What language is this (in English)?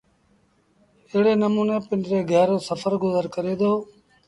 Sindhi Bhil